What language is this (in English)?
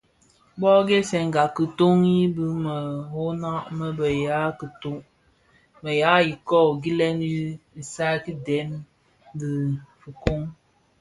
Bafia